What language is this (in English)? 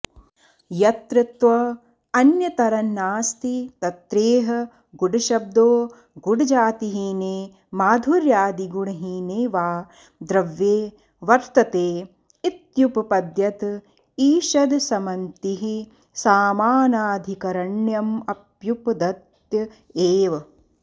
Sanskrit